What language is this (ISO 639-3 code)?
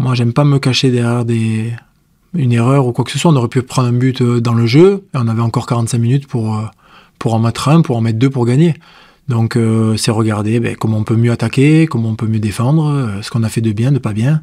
fra